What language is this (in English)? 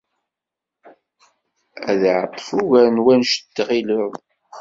Kabyle